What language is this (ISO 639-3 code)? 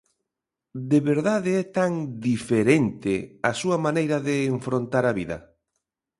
glg